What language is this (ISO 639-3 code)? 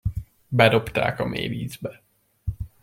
hun